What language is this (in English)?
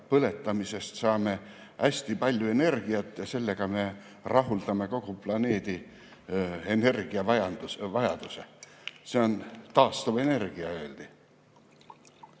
Estonian